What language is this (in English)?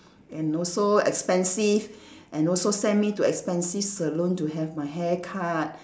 English